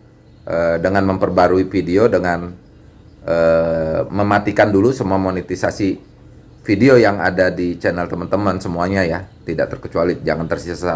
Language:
Indonesian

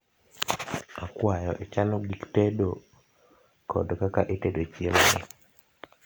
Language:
Luo (Kenya and Tanzania)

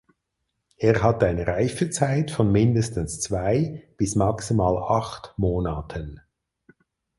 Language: German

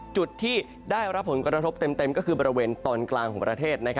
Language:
Thai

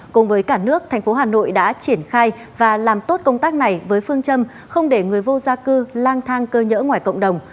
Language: Vietnamese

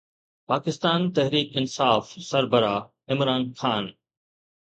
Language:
Sindhi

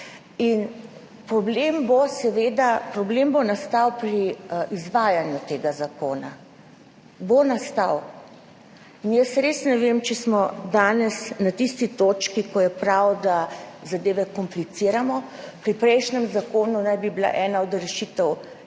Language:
Slovenian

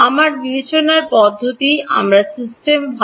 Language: Bangla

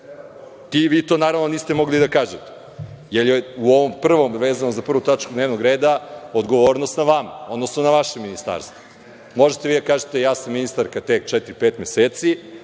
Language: Serbian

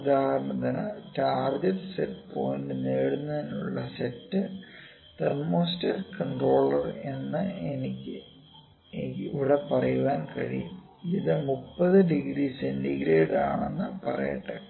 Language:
Malayalam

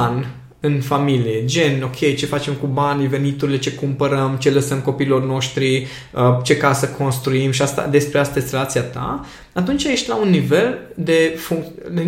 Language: Romanian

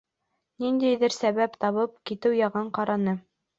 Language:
Bashkir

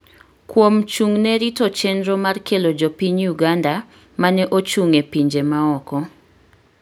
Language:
Luo (Kenya and Tanzania)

